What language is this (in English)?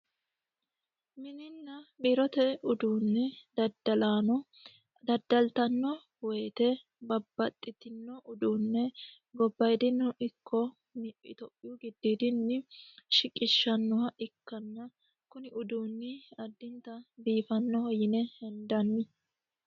Sidamo